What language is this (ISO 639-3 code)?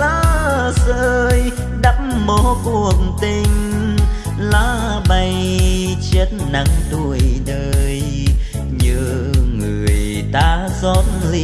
vie